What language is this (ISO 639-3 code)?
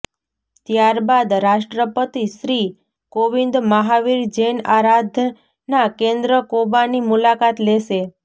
guj